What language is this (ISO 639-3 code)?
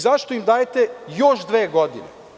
srp